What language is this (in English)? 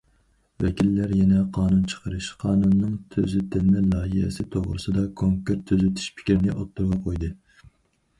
Uyghur